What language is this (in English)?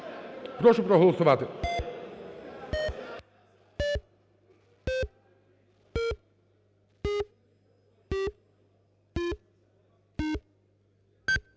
Ukrainian